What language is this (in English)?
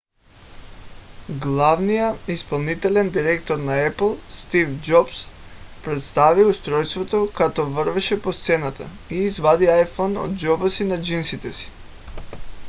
Bulgarian